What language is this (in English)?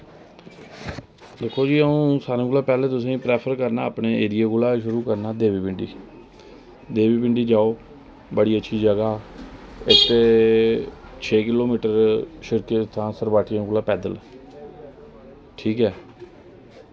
Dogri